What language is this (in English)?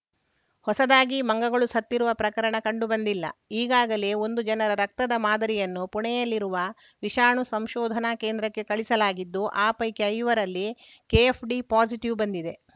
Kannada